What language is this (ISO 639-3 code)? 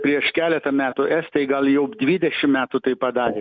lit